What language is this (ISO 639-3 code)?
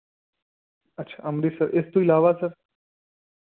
pan